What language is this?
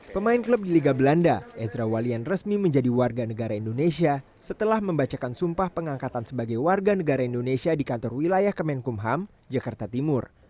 Indonesian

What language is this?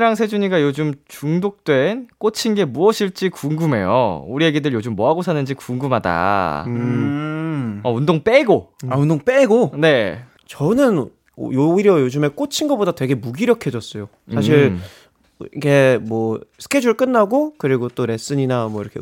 Korean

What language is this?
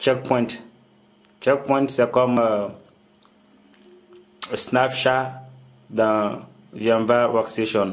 French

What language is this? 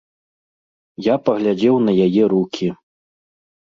Belarusian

